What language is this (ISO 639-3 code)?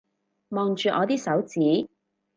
yue